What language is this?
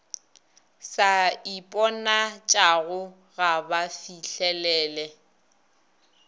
Northern Sotho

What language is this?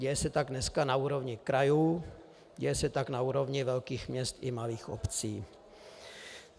Czech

